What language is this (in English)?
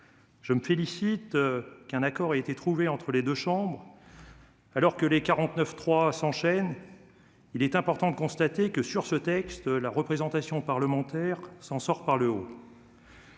French